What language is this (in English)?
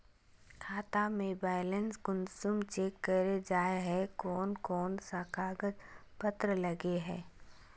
Magahi